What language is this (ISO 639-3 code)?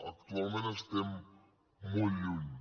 cat